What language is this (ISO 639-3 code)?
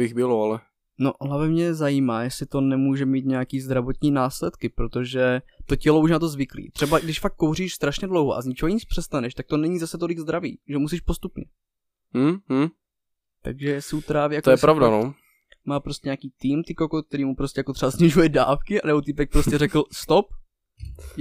ces